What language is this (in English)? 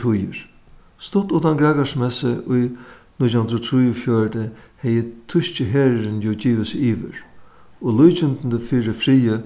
Faroese